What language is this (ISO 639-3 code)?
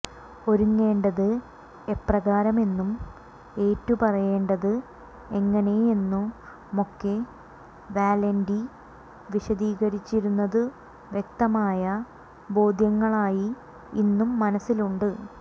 mal